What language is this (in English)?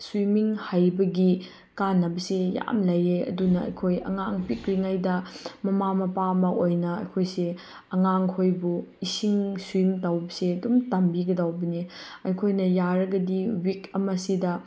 Manipuri